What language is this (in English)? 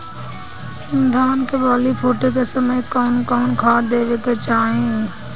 Bhojpuri